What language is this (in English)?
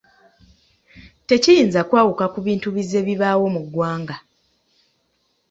Ganda